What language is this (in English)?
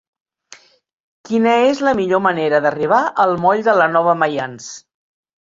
Catalan